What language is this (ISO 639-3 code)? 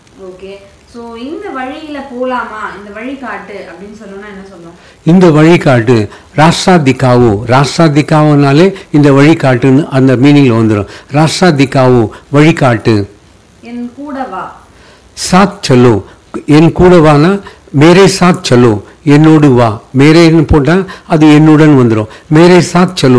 tam